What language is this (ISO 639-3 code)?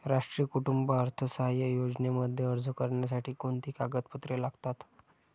mar